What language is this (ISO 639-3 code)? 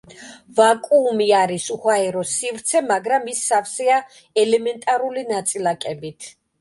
kat